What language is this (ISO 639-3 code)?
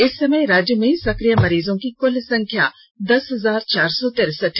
hin